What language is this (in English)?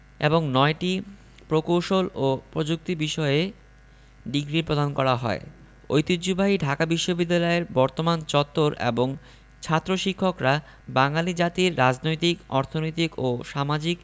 Bangla